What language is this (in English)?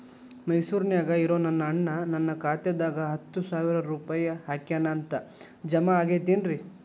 Kannada